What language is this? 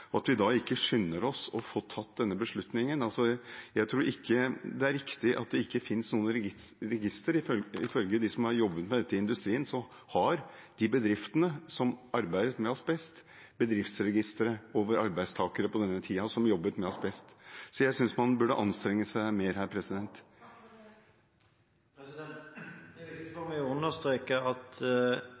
Norwegian Bokmål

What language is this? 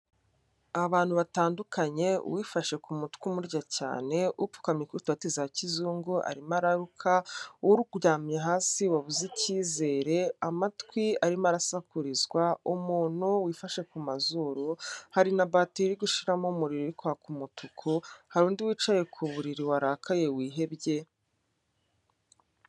Kinyarwanda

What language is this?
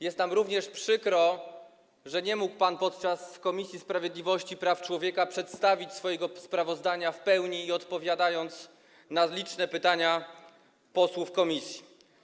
Polish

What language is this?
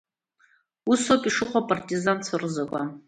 Abkhazian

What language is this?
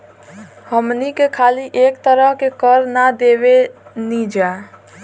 Bhojpuri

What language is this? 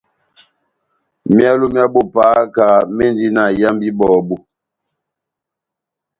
Batanga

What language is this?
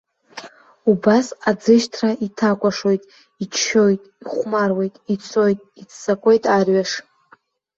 Abkhazian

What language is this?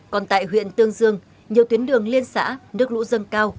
Vietnamese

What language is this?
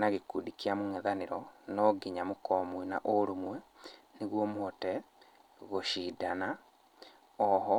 Kikuyu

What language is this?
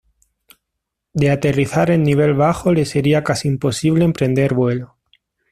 Spanish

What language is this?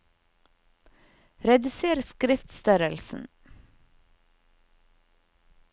Norwegian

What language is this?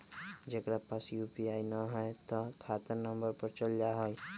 Magahi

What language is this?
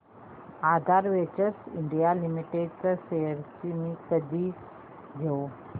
Marathi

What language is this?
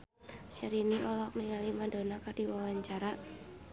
Sundanese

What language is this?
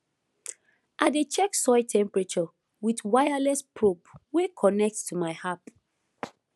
Nigerian Pidgin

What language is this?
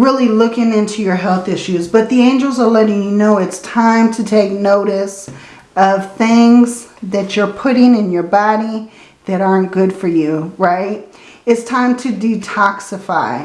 English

